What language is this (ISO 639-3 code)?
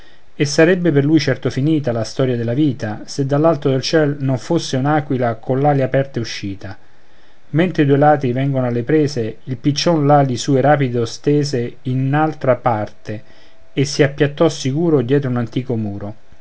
ita